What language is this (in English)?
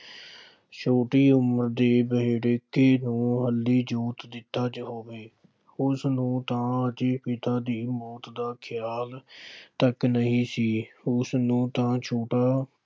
Punjabi